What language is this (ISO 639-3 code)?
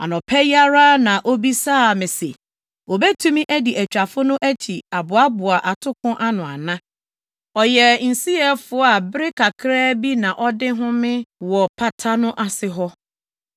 aka